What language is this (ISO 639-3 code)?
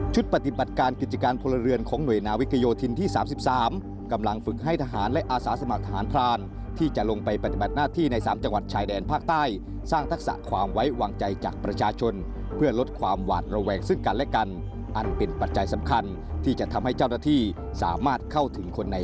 tha